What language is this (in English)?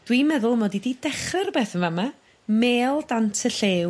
Welsh